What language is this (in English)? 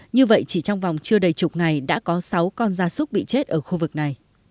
Vietnamese